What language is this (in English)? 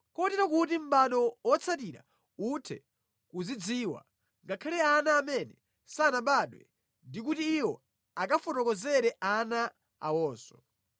Nyanja